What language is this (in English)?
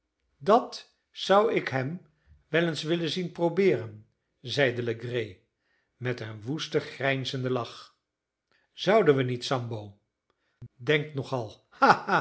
Dutch